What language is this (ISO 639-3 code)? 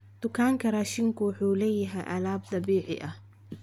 som